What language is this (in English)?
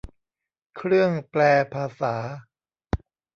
Thai